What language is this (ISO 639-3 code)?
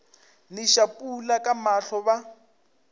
nso